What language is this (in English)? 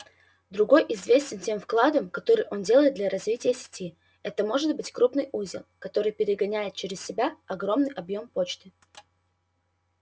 Russian